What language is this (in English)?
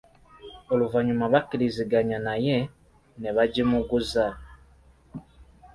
Ganda